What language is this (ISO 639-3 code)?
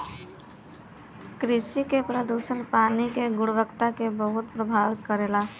bho